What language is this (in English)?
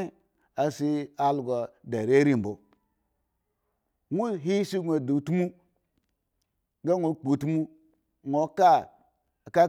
Eggon